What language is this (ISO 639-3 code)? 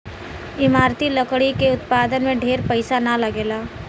bho